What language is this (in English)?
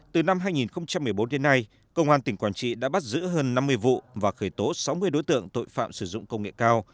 Vietnamese